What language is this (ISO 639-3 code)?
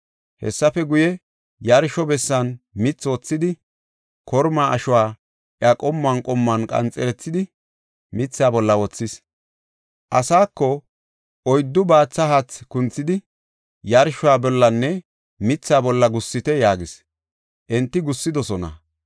gof